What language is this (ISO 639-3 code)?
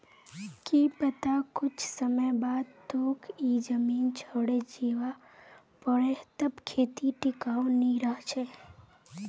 mag